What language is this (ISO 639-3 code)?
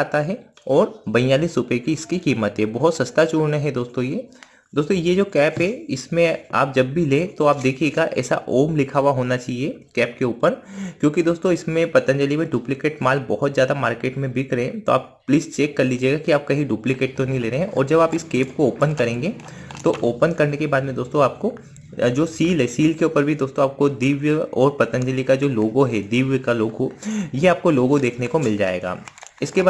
hin